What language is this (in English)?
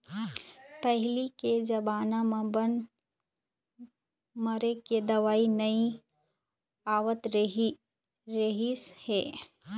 Chhattisgarhi